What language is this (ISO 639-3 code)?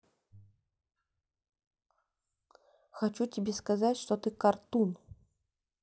rus